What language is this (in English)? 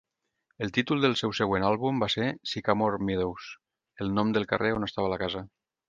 Catalan